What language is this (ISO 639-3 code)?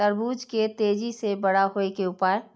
mai